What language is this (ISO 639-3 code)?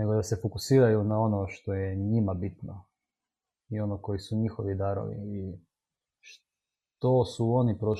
hrv